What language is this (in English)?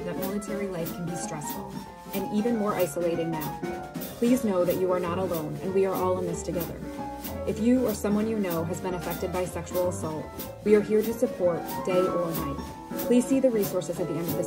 English